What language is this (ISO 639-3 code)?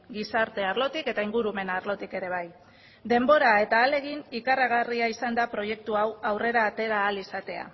eus